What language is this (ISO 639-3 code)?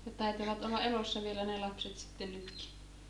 fin